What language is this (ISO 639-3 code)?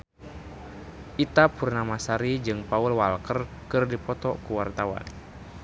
sun